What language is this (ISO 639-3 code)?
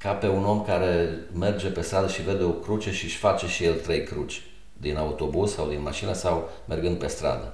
ron